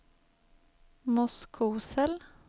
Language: Swedish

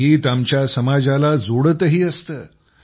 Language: Marathi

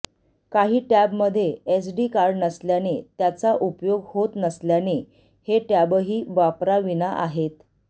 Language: Marathi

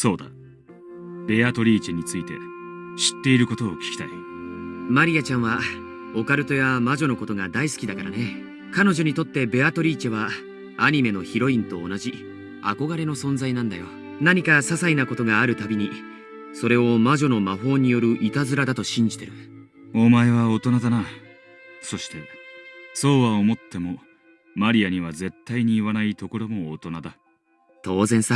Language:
Japanese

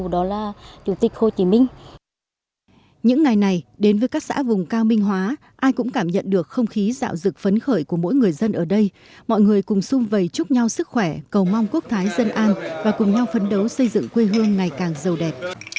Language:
Vietnamese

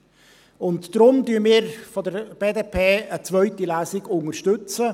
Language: Swiss German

